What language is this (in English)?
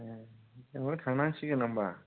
Bodo